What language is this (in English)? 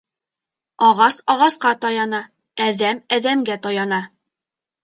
Bashkir